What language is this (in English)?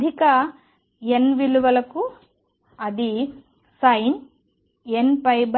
Telugu